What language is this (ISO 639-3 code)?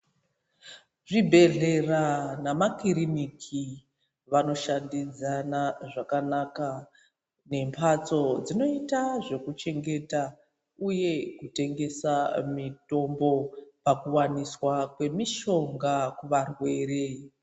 ndc